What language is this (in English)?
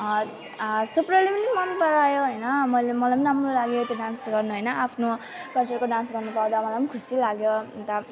Nepali